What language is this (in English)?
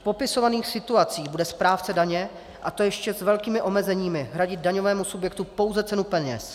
Czech